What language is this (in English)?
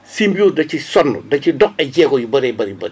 Wolof